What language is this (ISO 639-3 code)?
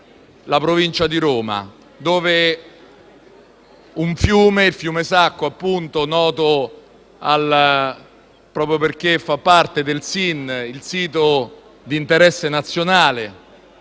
ita